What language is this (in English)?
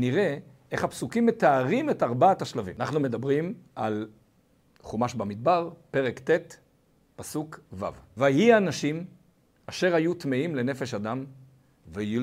Hebrew